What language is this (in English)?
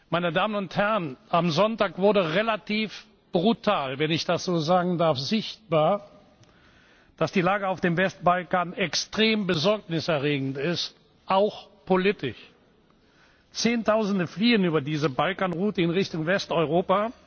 German